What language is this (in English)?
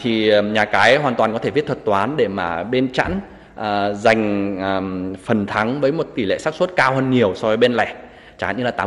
Vietnamese